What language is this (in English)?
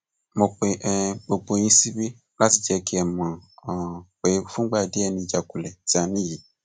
Yoruba